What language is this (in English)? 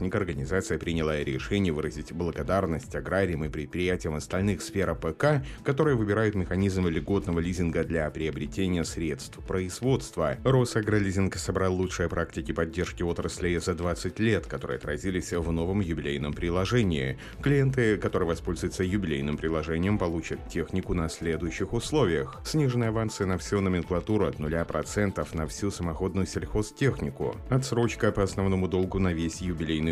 Russian